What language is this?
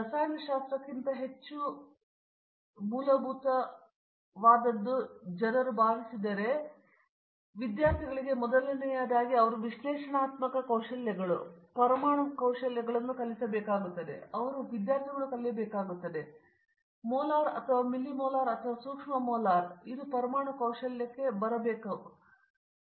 Kannada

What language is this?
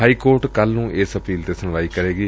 Punjabi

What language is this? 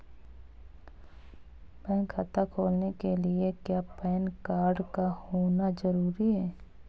Hindi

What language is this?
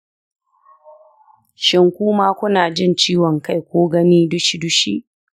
Hausa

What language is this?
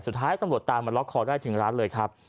Thai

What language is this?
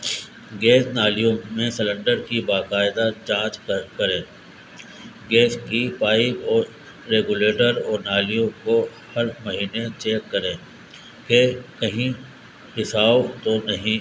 Urdu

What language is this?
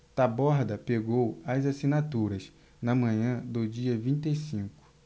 Portuguese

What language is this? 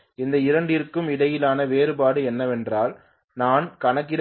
Tamil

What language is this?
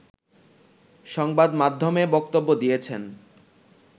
Bangla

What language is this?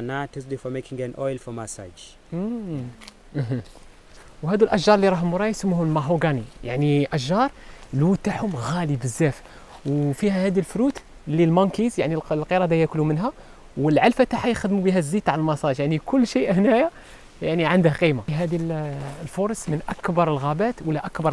Arabic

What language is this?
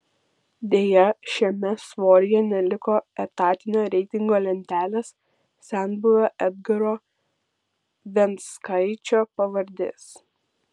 Lithuanian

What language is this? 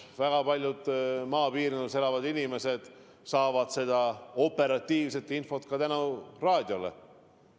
Estonian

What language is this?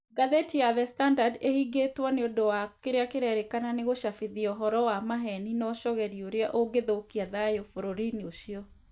Kikuyu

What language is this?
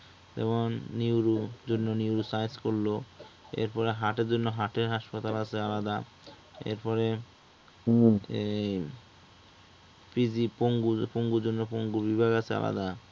Bangla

